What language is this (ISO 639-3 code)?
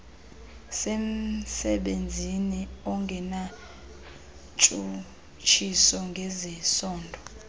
xho